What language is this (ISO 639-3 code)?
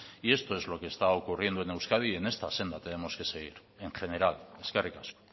spa